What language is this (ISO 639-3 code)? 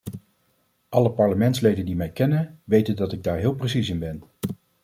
nld